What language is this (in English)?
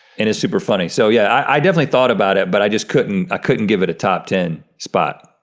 English